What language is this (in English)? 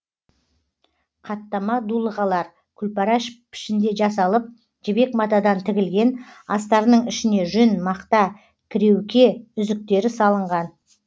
Kazakh